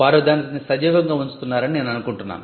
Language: Telugu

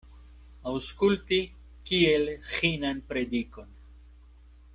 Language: Esperanto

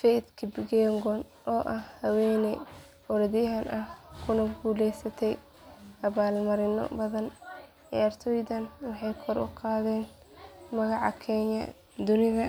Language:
Somali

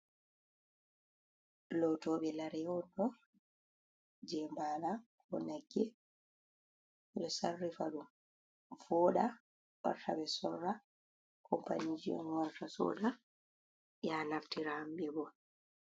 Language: Fula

